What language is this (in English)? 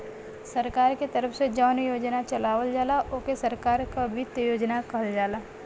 Bhojpuri